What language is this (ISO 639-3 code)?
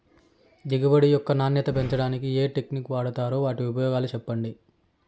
tel